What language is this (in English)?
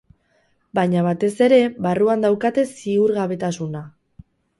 Basque